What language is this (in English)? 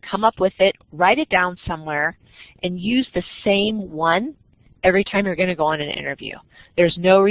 English